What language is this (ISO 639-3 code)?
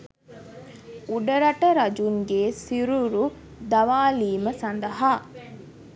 sin